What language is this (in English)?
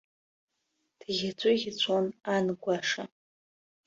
Abkhazian